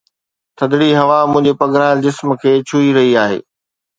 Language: Sindhi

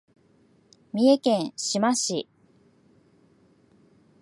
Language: Japanese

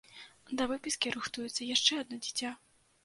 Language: Belarusian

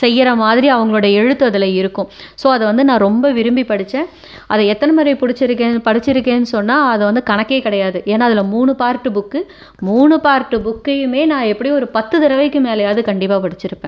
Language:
Tamil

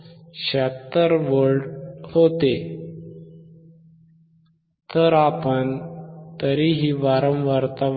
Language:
Marathi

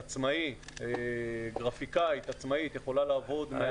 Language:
Hebrew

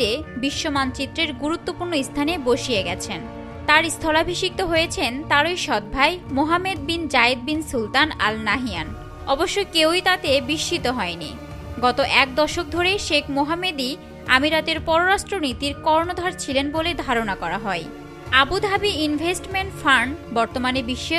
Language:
Turkish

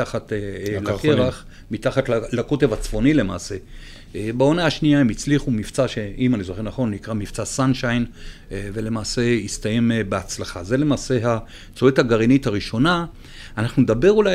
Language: Hebrew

